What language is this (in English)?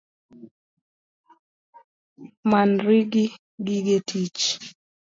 Luo (Kenya and Tanzania)